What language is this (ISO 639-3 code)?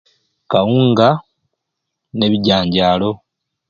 ruc